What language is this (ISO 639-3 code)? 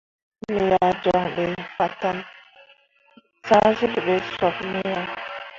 mua